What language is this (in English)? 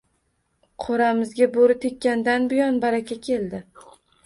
Uzbek